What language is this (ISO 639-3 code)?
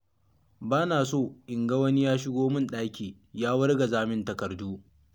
hau